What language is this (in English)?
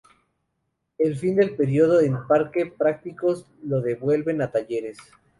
Spanish